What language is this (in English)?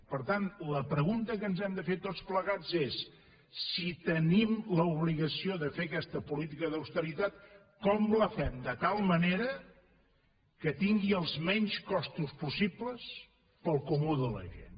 Catalan